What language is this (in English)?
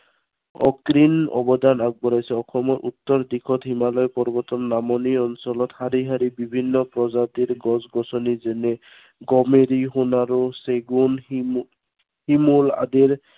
Assamese